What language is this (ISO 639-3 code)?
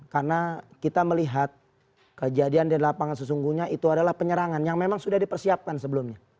ind